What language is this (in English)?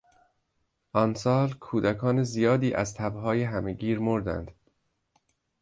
Persian